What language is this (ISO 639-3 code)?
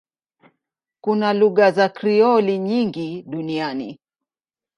swa